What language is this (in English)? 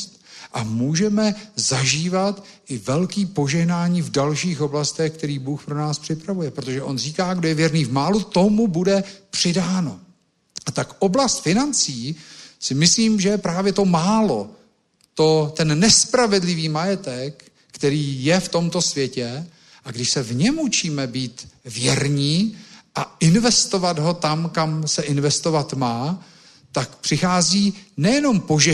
Czech